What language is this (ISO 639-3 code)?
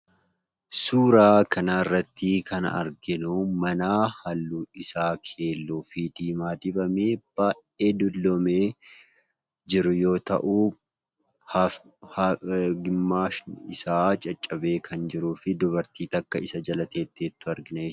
orm